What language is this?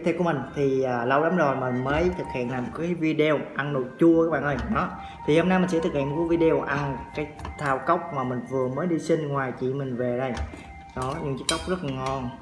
Vietnamese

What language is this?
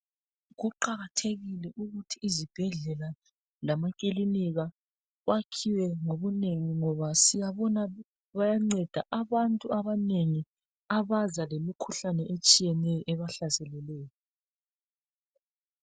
North Ndebele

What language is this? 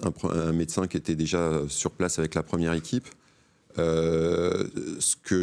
French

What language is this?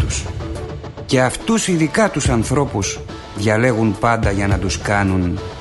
Greek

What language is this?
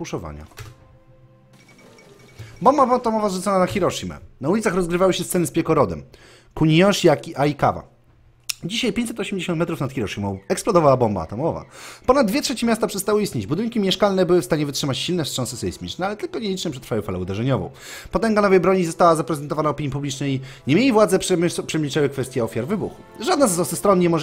Polish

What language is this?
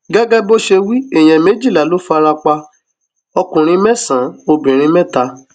Yoruba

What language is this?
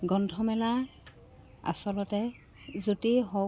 Assamese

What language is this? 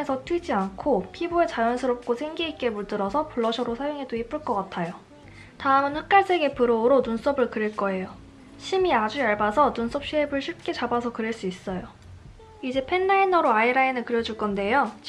Korean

